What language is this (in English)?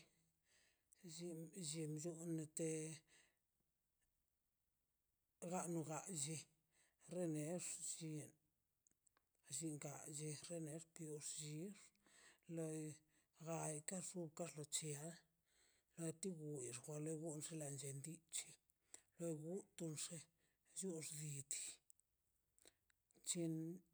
Mazaltepec Zapotec